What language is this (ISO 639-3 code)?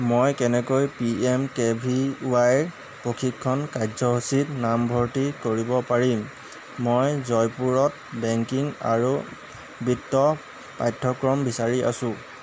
asm